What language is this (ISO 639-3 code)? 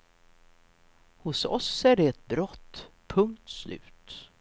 swe